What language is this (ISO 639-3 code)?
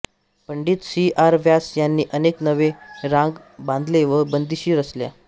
mar